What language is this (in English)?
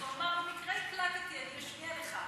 Hebrew